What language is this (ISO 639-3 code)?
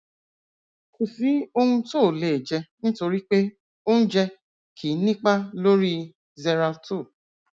yor